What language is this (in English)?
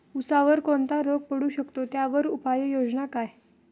Marathi